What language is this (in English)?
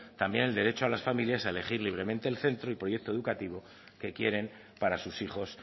Spanish